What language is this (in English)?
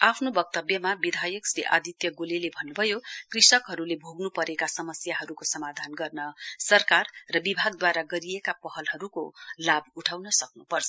Nepali